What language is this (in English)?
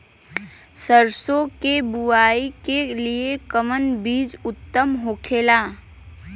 Bhojpuri